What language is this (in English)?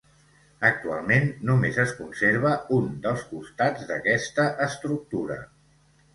Catalan